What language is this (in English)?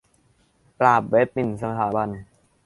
Thai